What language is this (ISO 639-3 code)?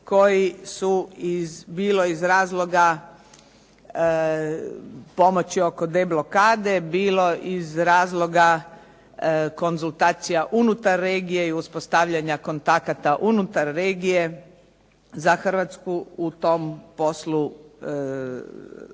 hrv